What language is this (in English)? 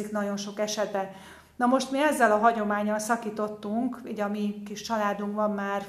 Hungarian